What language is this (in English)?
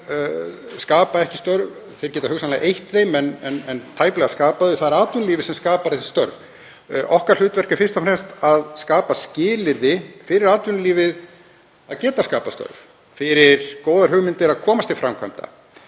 Icelandic